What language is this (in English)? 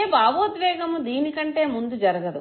Telugu